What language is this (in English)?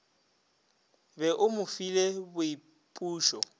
Northern Sotho